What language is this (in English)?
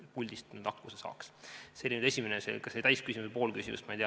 Estonian